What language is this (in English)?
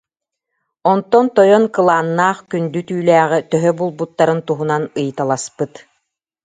Yakut